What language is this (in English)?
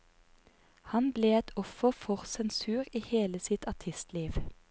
Norwegian